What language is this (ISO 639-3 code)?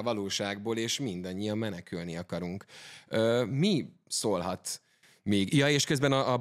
hun